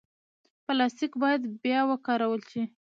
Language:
Pashto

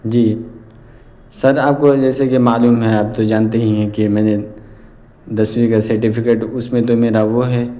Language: Urdu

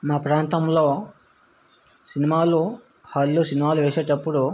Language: Telugu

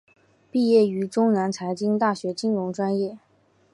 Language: Chinese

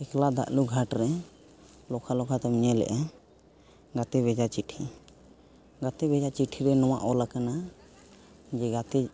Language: Santali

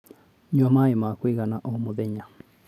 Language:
Kikuyu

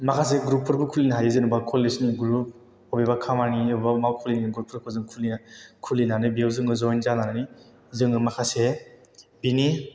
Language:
Bodo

